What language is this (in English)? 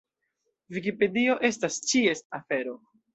Esperanto